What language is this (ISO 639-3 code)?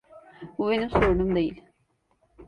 tur